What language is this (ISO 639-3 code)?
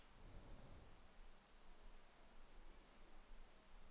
nor